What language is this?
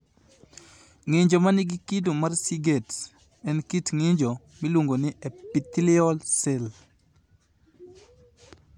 Luo (Kenya and Tanzania)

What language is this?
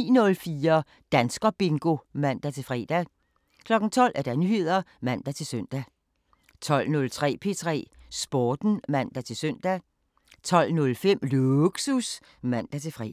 Danish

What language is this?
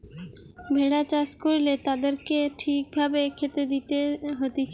Bangla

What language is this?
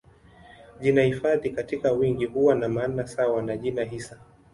Swahili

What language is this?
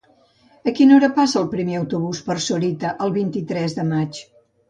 Catalan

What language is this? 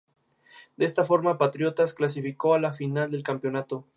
Spanish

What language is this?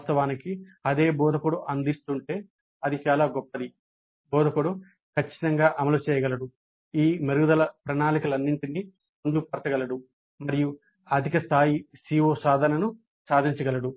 Telugu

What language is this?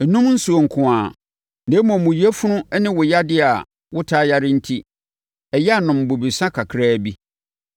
Akan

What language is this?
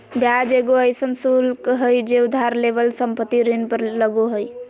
Magahi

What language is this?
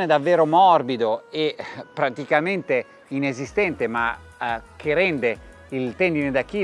Italian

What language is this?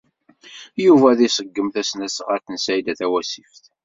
Kabyle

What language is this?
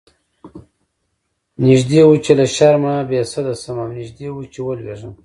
Pashto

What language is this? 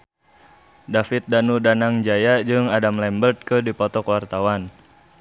Sundanese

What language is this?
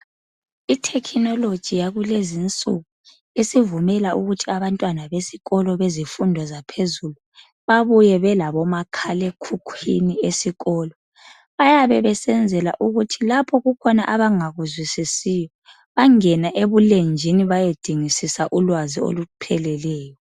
North Ndebele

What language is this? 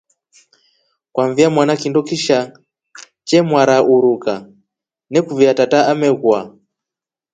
Rombo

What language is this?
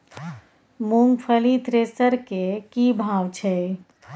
Maithili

